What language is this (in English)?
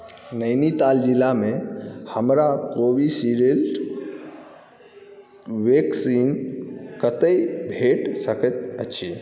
Maithili